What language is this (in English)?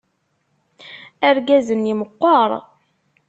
Kabyle